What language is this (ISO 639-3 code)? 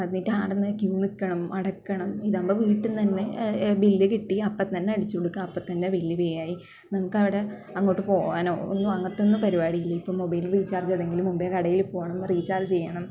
mal